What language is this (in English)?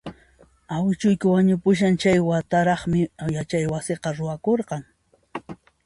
Puno Quechua